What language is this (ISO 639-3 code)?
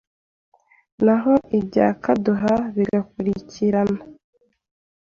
kin